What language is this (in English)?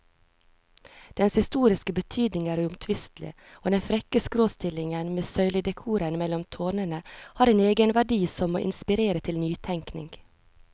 Norwegian